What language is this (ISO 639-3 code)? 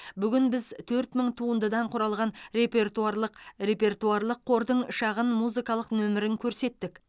kaz